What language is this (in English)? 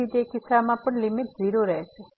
Gujarati